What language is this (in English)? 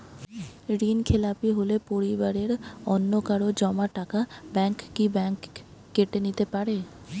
Bangla